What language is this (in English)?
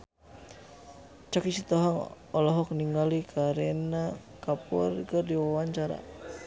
Sundanese